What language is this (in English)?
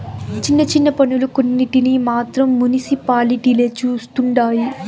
Telugu